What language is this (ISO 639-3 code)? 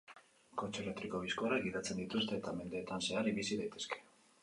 eus